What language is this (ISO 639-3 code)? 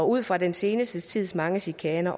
dan